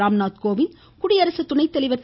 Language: Tamil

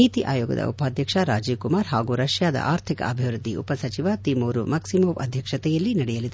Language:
Kannada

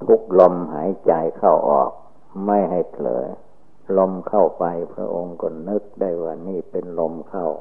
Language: Thai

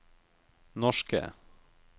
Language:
Norwegian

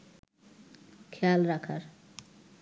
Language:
Bangla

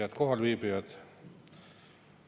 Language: Estonian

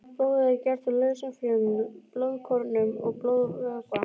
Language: Icelandic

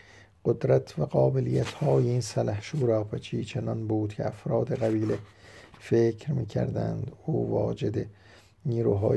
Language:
Persian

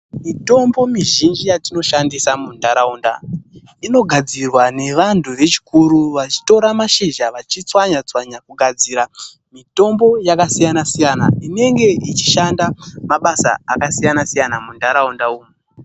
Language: Ndau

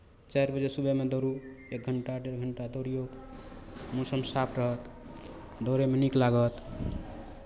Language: Maithili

